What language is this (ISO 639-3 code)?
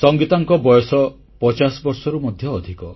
ori